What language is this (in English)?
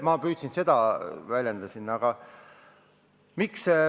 Estonian